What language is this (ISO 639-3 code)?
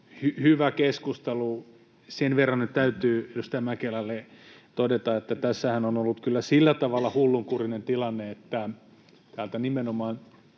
fin